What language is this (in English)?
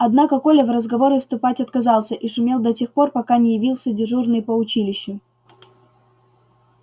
Russian